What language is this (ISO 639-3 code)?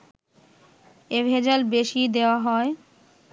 ben